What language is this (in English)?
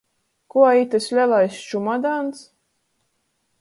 Latgalian